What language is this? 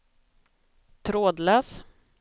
Swedish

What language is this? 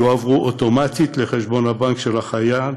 Hebrew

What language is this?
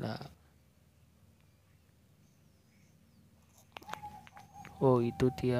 Indonesian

